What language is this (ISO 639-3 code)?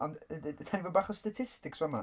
cym